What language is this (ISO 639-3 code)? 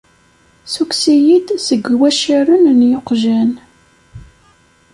kab